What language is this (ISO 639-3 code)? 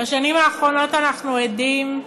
heb